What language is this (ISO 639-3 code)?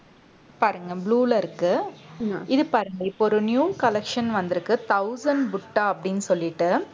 tam